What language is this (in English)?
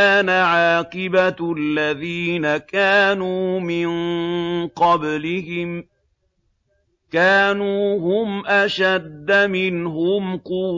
Arabic